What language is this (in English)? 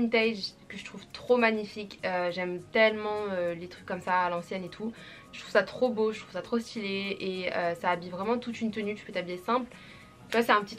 French